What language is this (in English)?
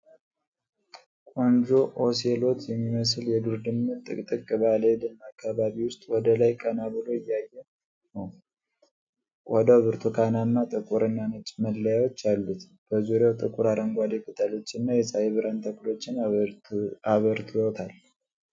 Amharic